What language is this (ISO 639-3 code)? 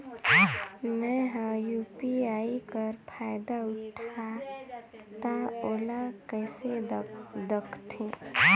hne